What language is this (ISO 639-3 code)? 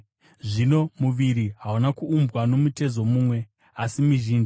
sna